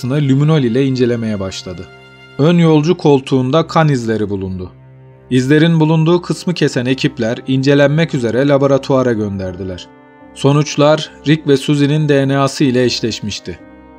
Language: Turkish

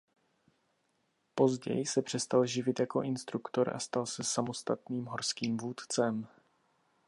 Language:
Czech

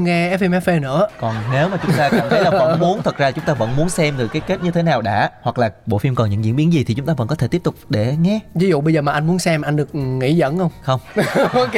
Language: Vietnamese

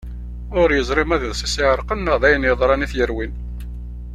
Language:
Kabyle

